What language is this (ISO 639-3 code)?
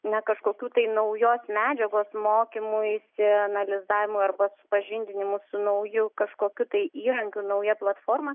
lit